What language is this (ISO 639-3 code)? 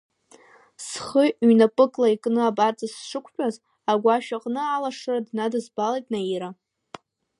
abk